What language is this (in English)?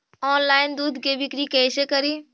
Magahi